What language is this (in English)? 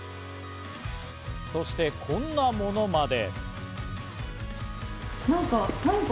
Japanese